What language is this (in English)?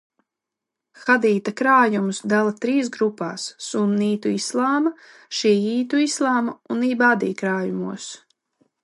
Latvian